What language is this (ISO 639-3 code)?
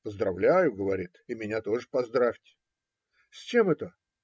rus